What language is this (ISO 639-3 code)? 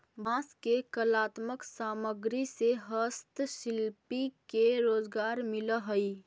mag